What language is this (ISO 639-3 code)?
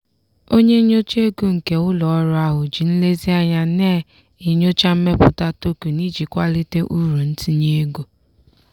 ibo